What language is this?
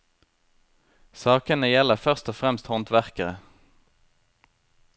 Norwegian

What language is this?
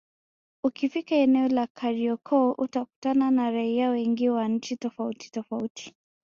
Swahili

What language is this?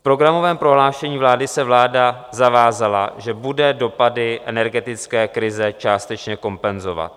Czech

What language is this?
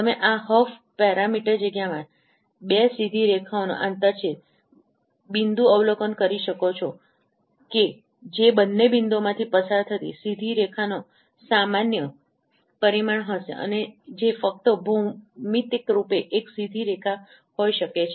Gujarati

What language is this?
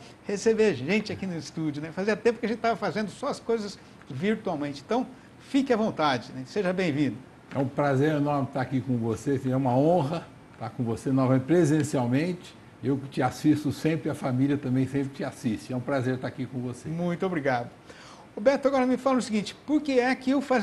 Portuguese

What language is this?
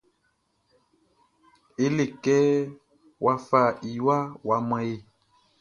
Baoulé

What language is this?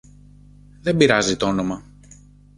Greek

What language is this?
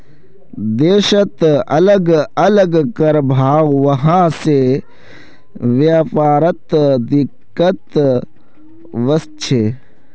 Magahi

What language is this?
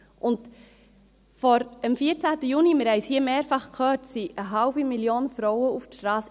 Swiss German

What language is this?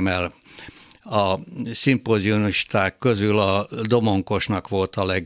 Hungarian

